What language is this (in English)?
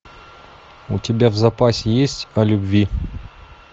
Russian